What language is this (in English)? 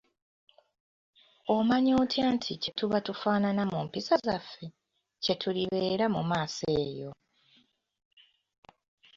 Ganda